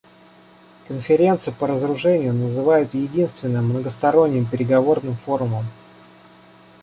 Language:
Russian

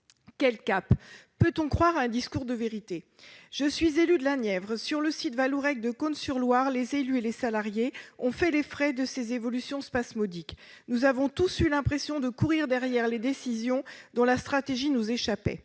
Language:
French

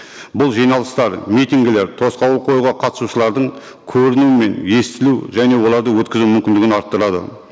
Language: Kazakh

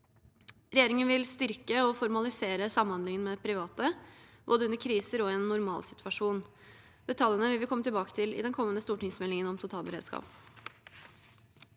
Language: Norwegian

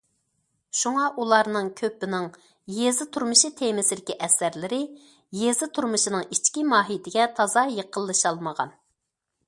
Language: Uyghur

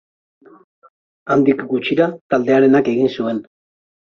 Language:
Basque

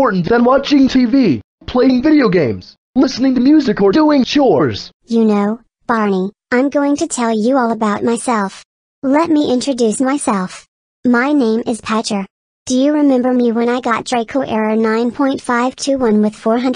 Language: English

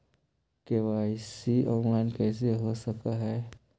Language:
Magahi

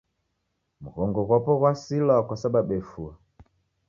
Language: Taita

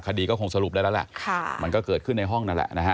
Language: Thai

